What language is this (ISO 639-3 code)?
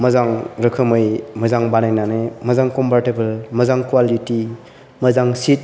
brx